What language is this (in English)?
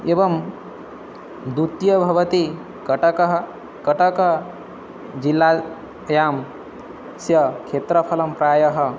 Sanskrit